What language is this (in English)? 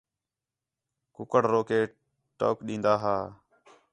Khetrani